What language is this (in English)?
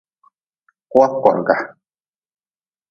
Nawdm